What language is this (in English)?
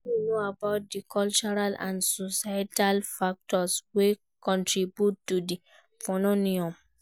Nigerian Pidgin